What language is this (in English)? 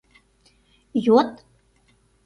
Mari